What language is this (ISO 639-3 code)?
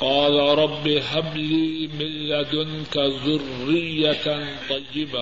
urd